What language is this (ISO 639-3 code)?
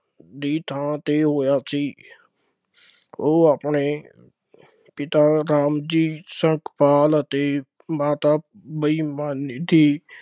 pan